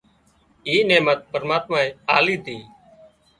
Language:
Wadiyara Koli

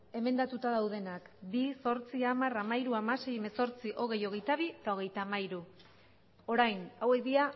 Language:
Basque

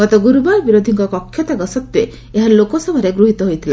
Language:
Odia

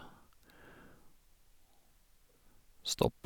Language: Norwegian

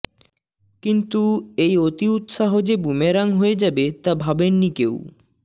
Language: Bangla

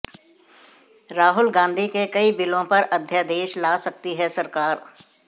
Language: Hindi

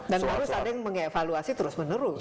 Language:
Indonesian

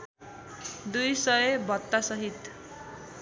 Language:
Nepali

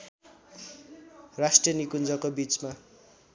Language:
Nepali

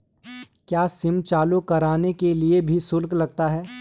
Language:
Hindi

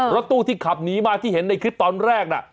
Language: Thai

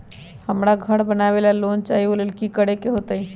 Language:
Magahi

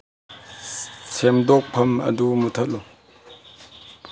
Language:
Manipuri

